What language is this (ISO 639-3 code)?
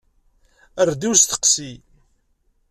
kab